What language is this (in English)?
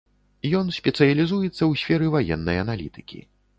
Belarusian